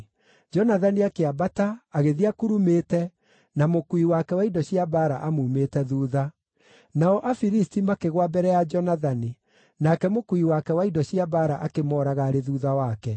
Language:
Kikuyu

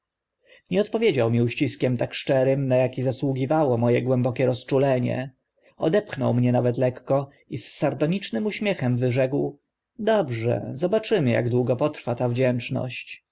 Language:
Polish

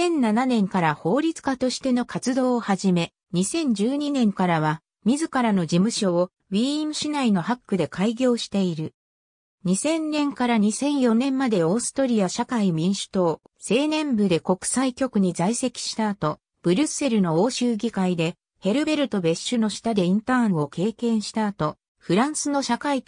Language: Japanese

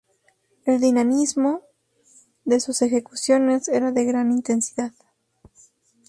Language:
Spanish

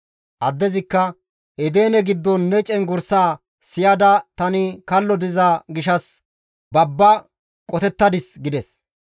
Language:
Gamo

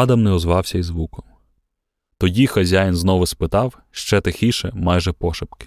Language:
Ukrainian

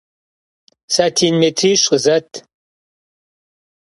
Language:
Kabardian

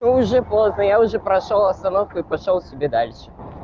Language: Russian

